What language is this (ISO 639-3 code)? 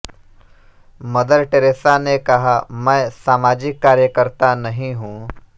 hin